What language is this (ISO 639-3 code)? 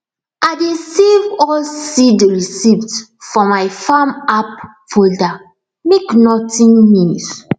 pcm